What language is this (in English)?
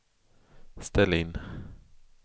Swedish